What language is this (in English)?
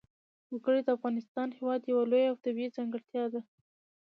Pashto